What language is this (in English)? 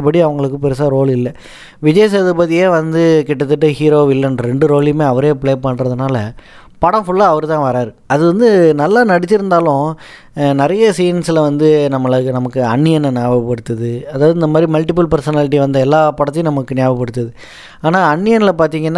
Tamil